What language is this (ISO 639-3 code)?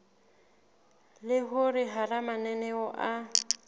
sot